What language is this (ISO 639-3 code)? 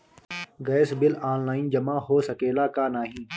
bho